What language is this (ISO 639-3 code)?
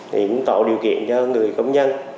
vie